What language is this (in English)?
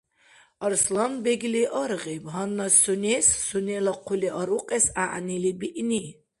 Dargwa